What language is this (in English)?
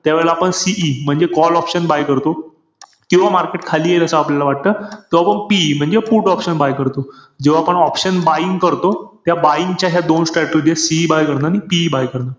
Marathi